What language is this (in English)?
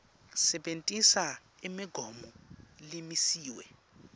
Swati